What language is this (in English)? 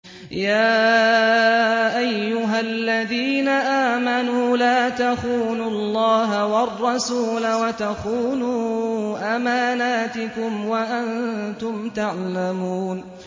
Arabic